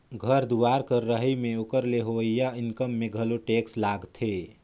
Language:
Chhattisgarhi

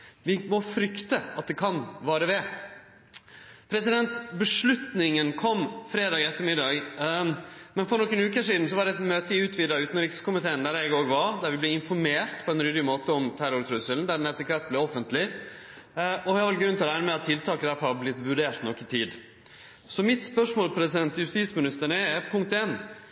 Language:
Norwegian Nynorsk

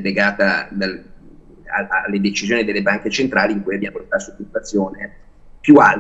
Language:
Italian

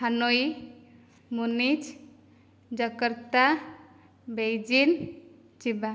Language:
Odia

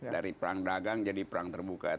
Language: Indonesian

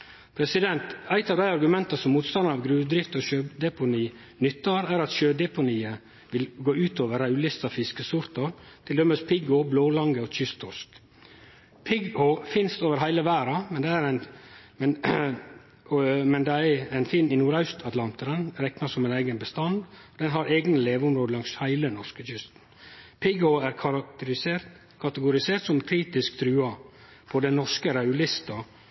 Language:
Norwegian Nynorsk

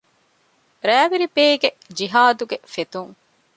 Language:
Divehi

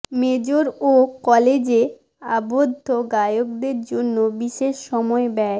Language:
Bangla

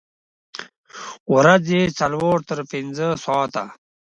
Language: Pashto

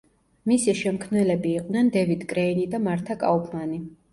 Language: Georgian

